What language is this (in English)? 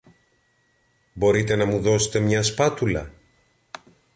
Greek